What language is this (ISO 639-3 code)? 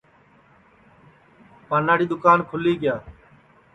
ssi